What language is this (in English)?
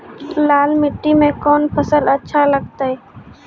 Maithili